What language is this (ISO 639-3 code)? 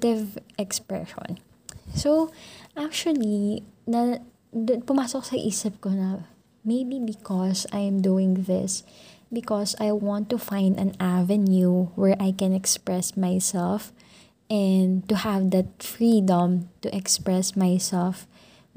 fil